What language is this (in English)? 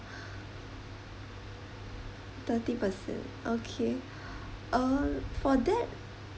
English